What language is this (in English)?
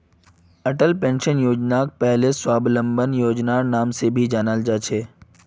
Magahi